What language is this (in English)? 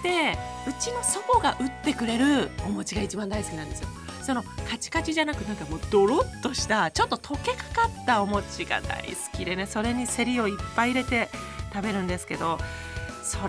Japanese